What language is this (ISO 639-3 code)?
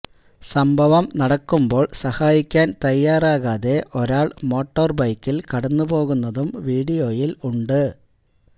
mal